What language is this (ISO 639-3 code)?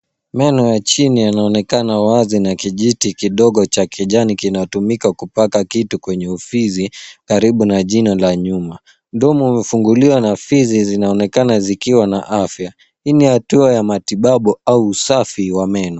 swa